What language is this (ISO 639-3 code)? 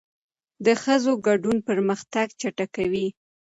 pus